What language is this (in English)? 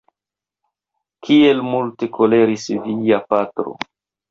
Esperanto